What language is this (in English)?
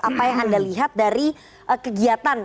Indonesian